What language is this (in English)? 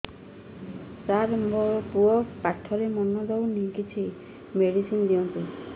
Odia